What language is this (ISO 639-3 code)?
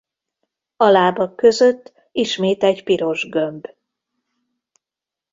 hun